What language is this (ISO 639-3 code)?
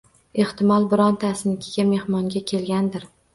uzb